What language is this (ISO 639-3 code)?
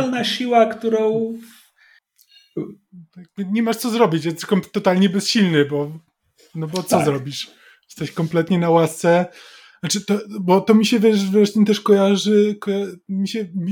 pol